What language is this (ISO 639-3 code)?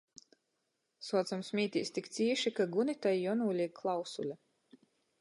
ltg